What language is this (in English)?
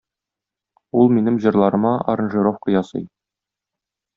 Tatar